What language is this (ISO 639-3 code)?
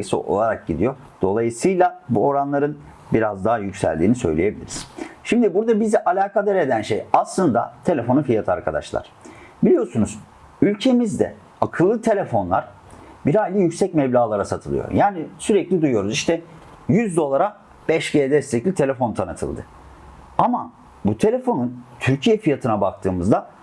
tur